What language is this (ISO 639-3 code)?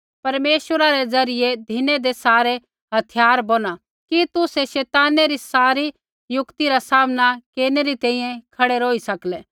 kfx